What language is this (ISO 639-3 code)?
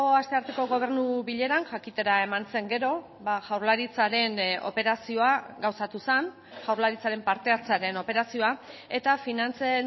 eus